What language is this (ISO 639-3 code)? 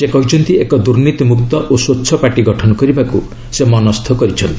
ori